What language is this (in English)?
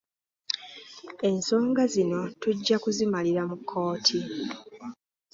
Ganda